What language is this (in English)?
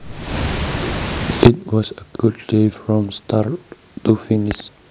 Javanese